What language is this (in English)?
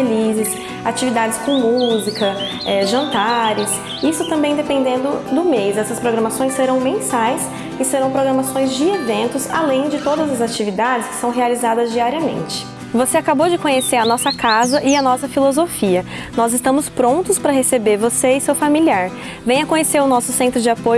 Portuguese